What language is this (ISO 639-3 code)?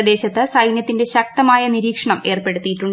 mal